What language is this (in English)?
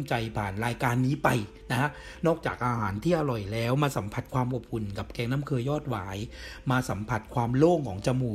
Thai